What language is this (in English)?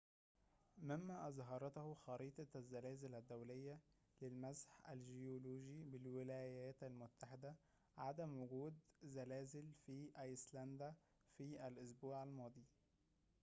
Arabic